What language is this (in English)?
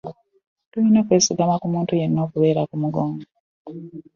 Ganda